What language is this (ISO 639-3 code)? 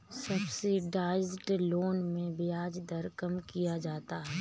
hin